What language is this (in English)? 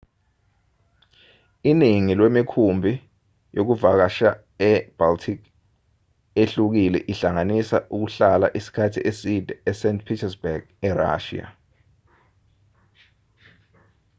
Zulu